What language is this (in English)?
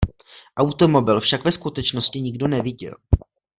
Czech